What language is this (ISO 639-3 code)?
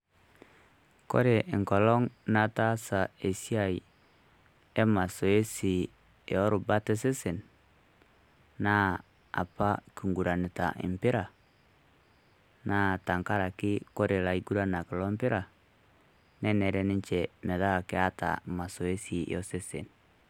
mas